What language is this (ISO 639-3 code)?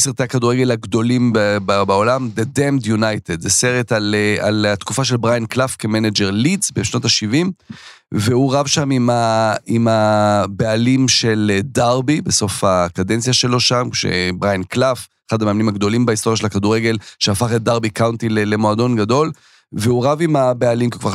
heb